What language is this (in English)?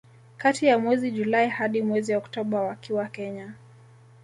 Swahili